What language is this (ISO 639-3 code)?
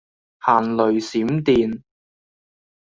yue